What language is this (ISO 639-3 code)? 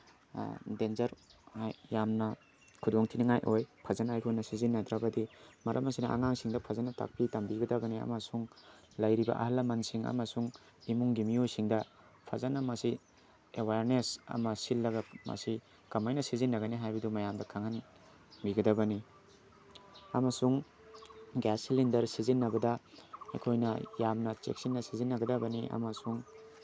mni